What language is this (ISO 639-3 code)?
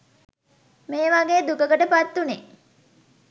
sin